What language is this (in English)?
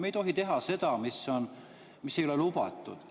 Estonian